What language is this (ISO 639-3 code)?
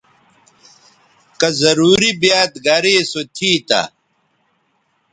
btv